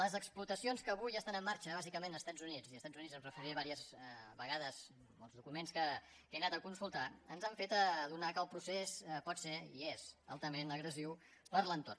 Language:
Catalan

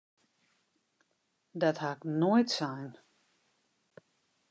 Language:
Western Frisian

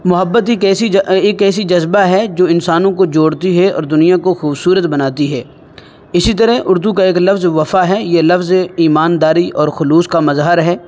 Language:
Urdu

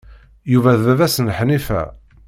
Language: Kabyle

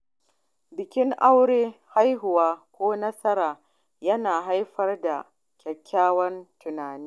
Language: Hausa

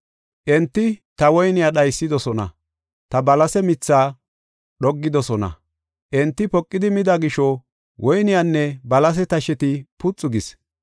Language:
Gofa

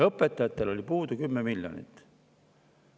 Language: Estonian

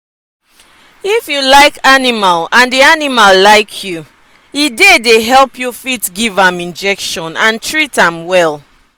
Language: Nigerian Pidgin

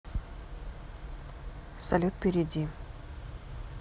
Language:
Russian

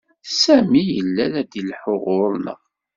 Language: Kabyle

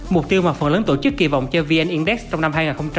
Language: Vietnamese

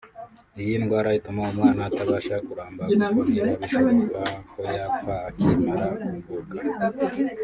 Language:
Kinyarwanda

